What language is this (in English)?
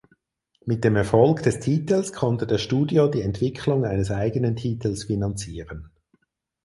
German